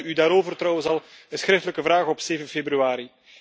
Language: Dutch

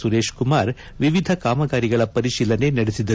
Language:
Kannada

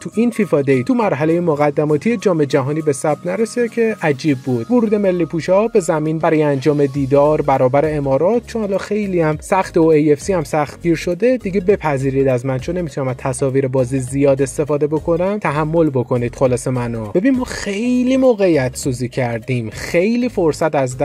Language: Persian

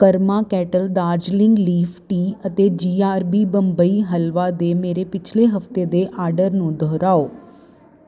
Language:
Punjabi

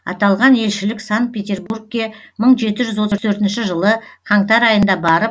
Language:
Kazakh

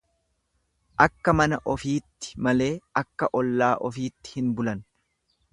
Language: Oromo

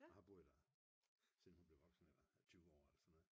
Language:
Danish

